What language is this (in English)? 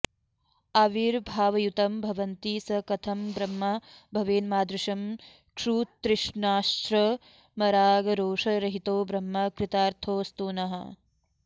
Sanskrit